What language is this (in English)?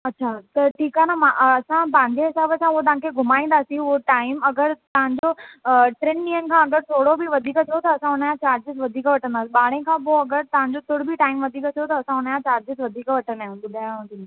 Sindhi